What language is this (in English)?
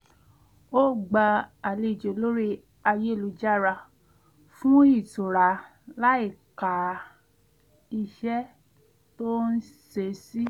Yoruba